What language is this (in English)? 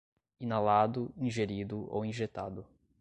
Portuguese